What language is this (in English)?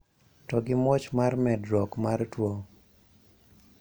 Luo (Kenya and Tanzania)